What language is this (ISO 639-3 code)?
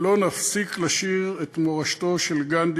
heb